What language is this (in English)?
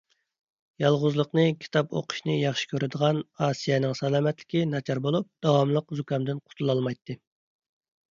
Uyghur